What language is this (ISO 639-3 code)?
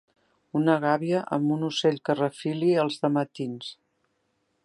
cat